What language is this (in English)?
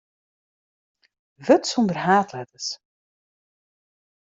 Western Frisian